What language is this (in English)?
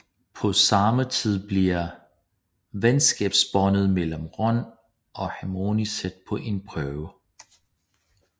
Danish